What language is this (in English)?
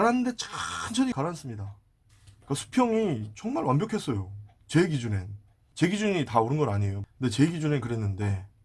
Korean